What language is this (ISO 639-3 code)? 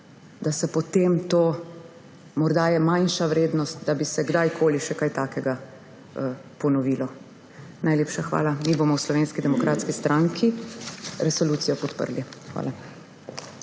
slv